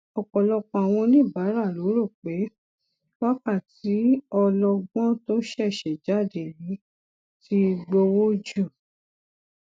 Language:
Yoruba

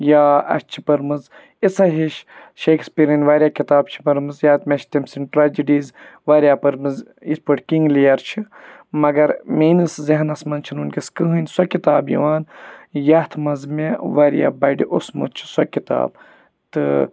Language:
Kashmiri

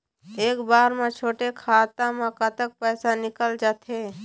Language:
Chhattisgarhi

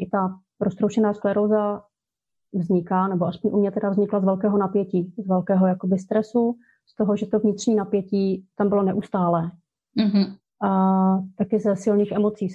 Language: Czech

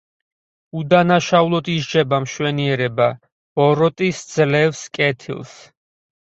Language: Georgian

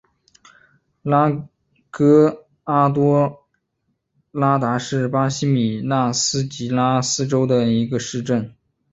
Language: Chinese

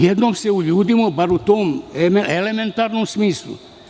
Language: Serbian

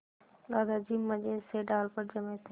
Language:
Hindi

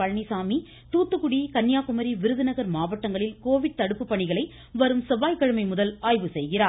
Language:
Tamil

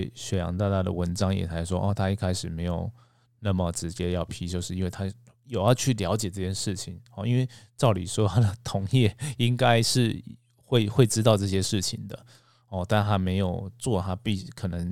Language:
Chinese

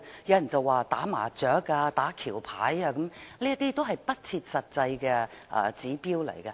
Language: Cantonese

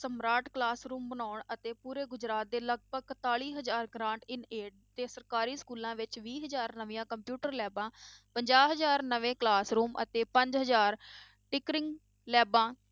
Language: Punjabi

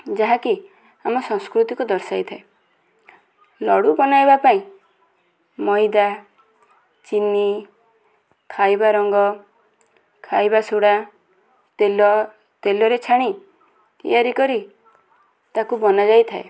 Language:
Odia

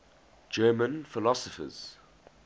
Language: English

